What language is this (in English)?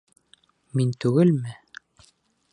Bashkir